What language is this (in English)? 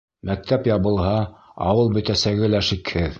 Bashkir